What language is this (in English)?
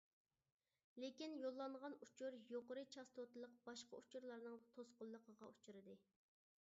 Uyghur